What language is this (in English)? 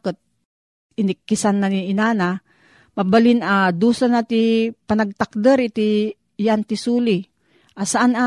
Filipino